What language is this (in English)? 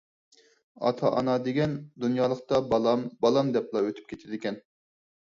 Uyghur